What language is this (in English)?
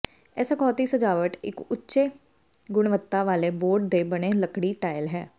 Punjabi